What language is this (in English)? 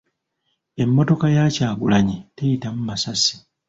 Ganda